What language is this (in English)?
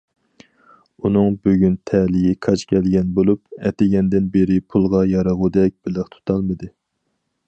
Uyghur